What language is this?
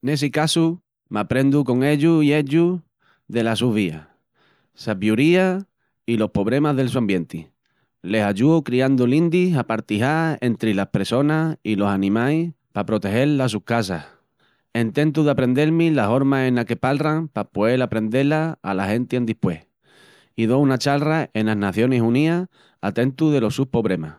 Extremaduran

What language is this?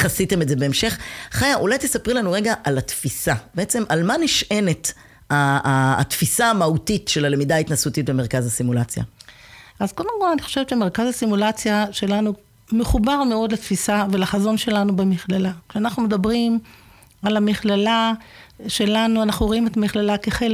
Hebrew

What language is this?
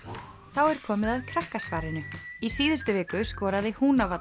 Icelandic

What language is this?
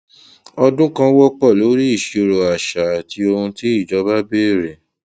Yoruba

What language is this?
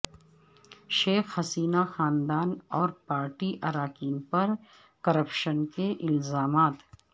Urdu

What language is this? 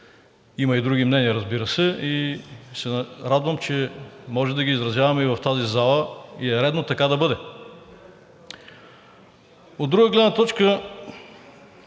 Bulgarian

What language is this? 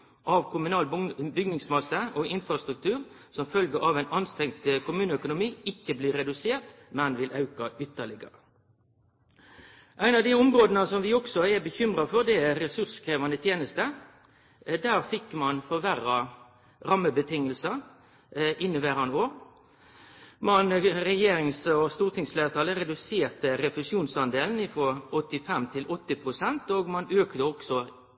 Norwegian Nynorsk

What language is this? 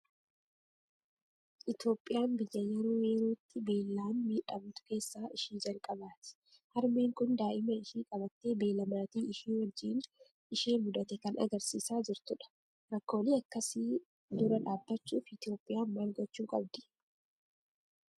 Oromo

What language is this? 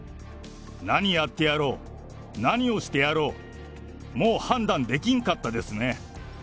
Japanese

